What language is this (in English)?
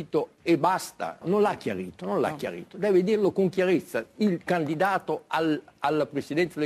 Italian